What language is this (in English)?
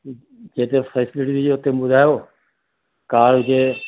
Sindhi